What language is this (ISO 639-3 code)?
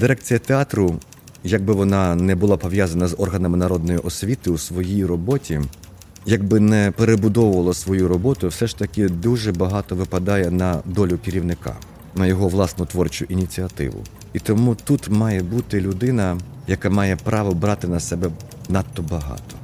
ukr